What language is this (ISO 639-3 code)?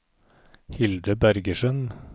nor